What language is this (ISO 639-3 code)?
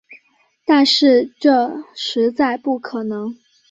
zho